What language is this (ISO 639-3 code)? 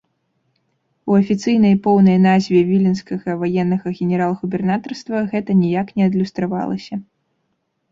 bel